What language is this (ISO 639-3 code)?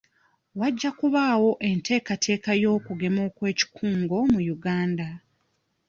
lug